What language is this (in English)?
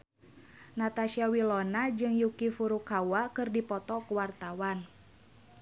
Sundanese